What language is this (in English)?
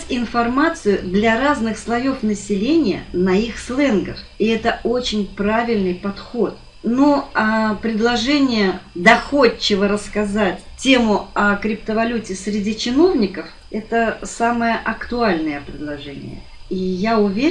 Russian